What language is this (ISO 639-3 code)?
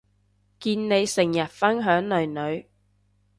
yue